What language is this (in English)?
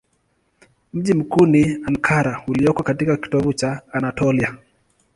Swahili